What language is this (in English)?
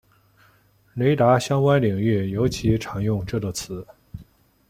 Chinese